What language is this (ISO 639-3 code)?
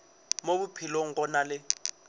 nso